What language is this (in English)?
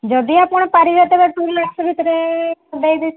Odia